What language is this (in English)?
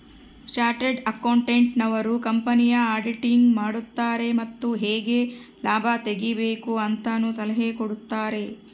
Kannada